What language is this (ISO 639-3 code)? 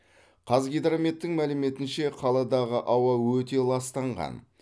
kaz